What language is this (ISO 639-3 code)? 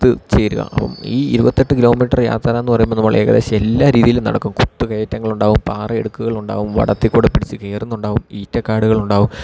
mal